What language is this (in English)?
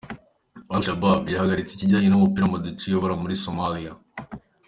Kinyarwanda